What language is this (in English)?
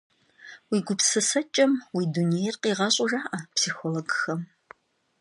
Kabardian